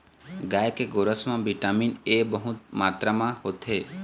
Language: Chhattisgarhi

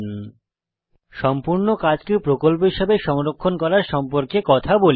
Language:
Bangla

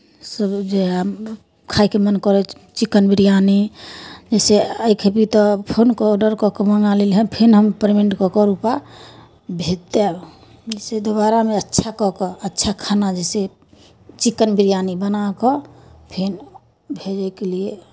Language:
Maithili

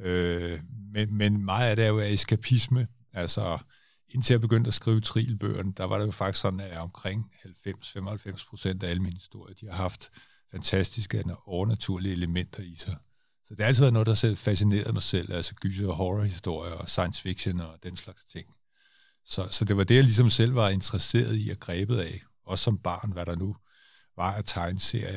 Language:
Danish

